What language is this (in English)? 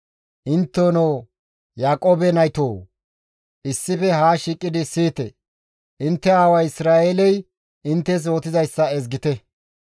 Gamo